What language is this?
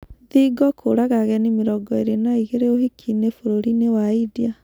Kikuyu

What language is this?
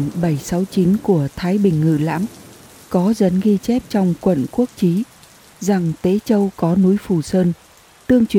Vietnamese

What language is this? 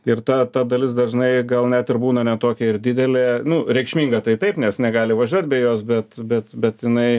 Lithuanian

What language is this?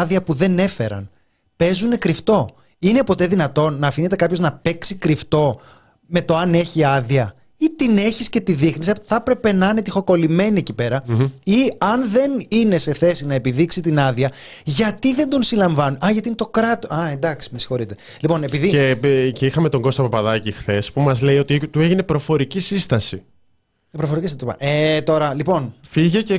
Greek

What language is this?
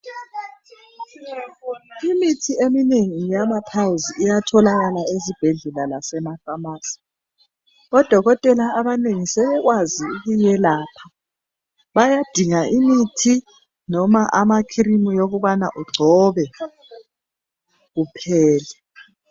North Ndebele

